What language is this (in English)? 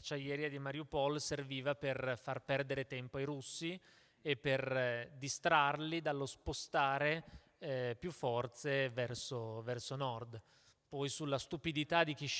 Italian